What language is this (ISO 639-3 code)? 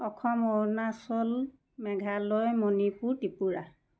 asm